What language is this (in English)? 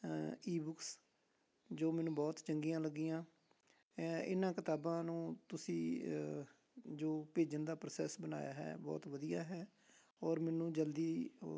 Punjabi